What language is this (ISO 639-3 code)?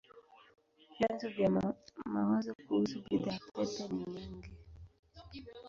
swa